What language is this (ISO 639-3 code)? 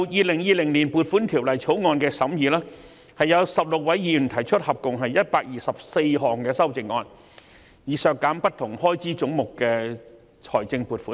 yue